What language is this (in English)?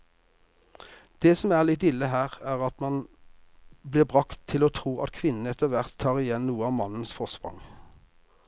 Norwegian